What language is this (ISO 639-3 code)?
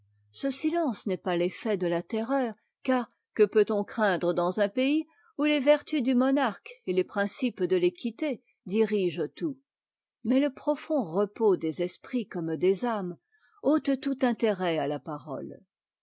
fra